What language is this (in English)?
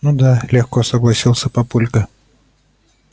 Russian